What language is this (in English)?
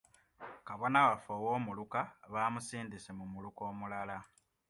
Ganda